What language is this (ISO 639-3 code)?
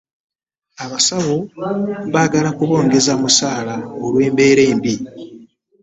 lug